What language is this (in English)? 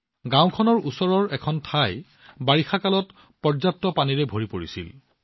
Assamese